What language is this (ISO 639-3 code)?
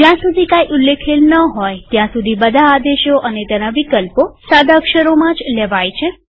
guj